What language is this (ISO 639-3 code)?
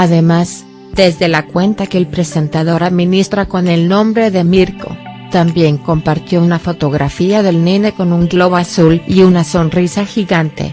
spa